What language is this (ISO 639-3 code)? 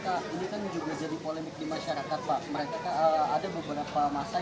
ind